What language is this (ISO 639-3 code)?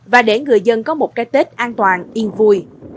vie